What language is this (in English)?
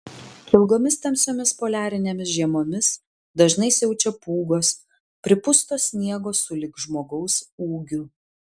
Lithuanian